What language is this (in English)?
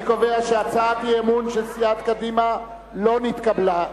Hebrew